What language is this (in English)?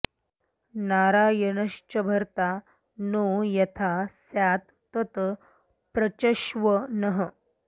Sanskrit